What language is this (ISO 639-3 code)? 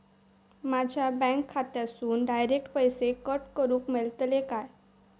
mar